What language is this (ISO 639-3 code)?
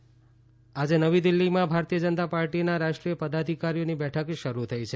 guj